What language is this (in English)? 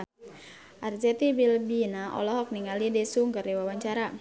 Sundanese